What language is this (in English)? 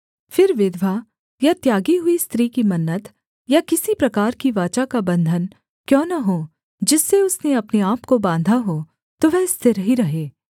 Hindi